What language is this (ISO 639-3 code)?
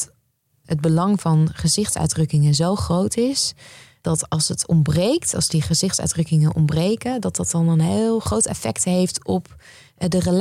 nld